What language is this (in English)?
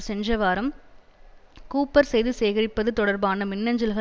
Tamil